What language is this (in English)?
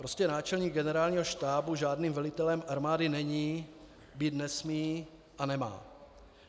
Czech